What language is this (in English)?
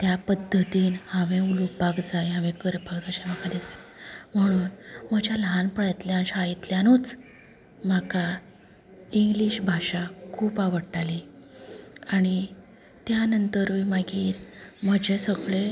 Konkani